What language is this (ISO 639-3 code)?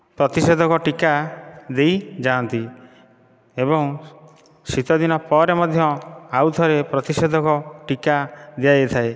ori